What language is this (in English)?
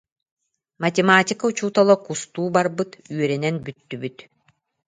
Yakut